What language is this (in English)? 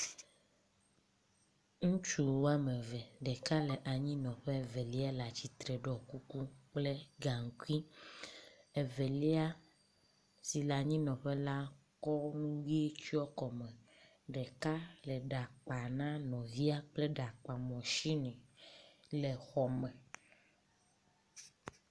Ewe